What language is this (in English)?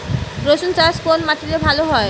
Bangla